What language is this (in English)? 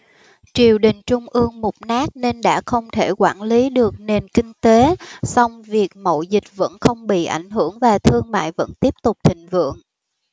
Vietnamese